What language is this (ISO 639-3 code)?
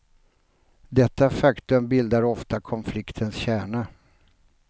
swe